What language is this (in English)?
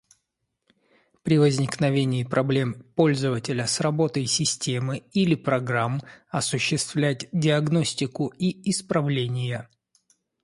Russian